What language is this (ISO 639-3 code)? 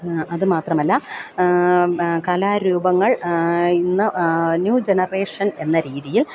mal